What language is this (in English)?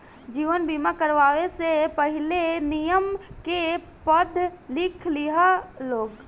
Bhojpuri